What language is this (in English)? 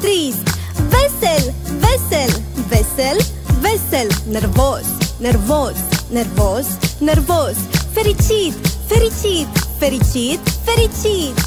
Romanian